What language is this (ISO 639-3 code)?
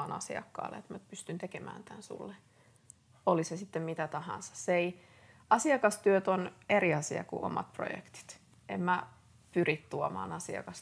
fin